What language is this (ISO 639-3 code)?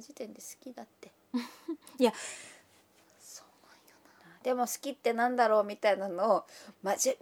jpn